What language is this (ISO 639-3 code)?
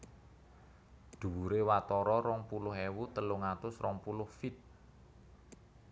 jav